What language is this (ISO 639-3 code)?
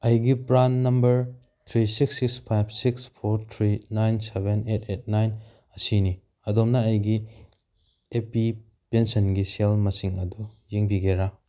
mni